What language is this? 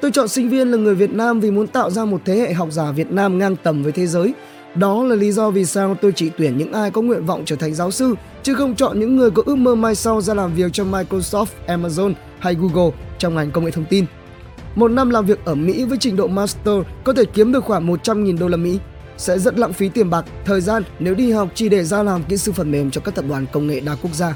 Vietnamese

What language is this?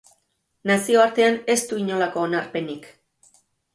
Basque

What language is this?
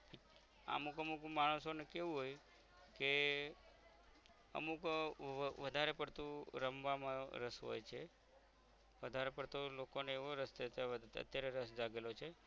Gujarati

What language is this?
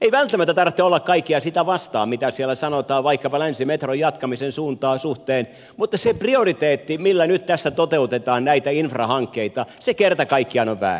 Finnish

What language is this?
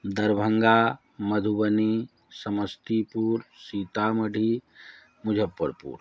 Hindi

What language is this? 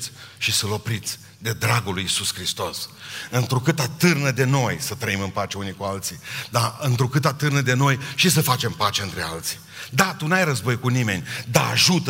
Romanian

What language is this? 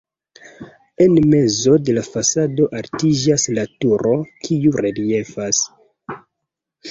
Esperanto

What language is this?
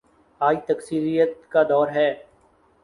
Urdu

